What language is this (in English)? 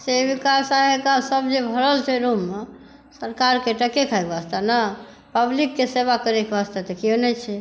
Maithili